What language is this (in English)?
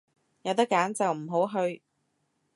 Cantonese